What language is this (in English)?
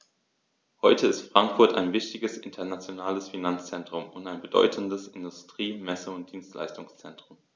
German